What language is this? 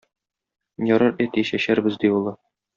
Tatar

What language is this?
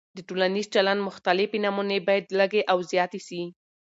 Pashto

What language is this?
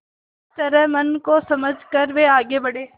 Hindi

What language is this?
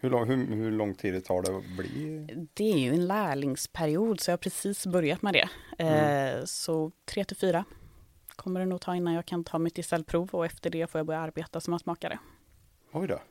Swedish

